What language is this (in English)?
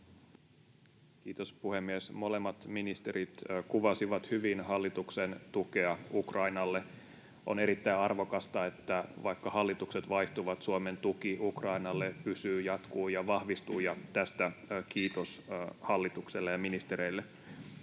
Finnish